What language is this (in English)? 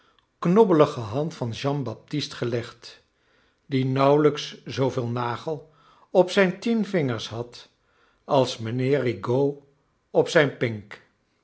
Dutch